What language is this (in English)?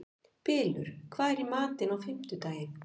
Icelandic